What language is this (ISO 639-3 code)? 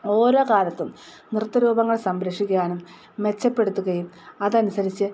mal